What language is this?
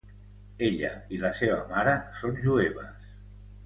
Catalan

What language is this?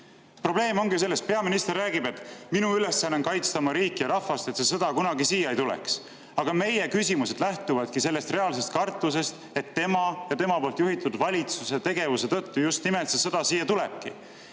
Estonian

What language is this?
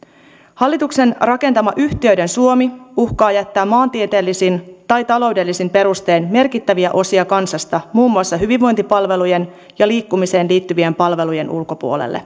Finnish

